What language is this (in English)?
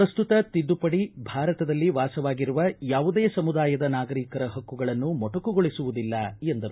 Kannada